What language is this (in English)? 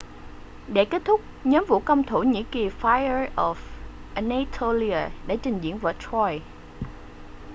Vietnamese